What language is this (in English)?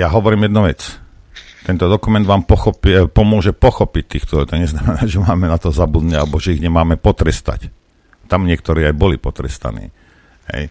Slovak